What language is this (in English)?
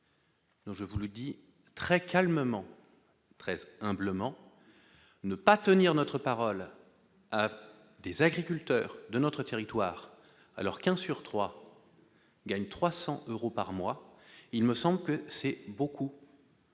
French